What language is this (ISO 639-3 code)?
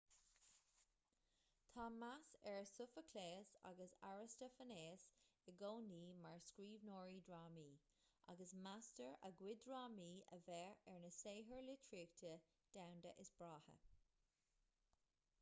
gle